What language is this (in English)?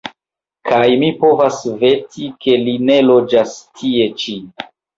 Esperanto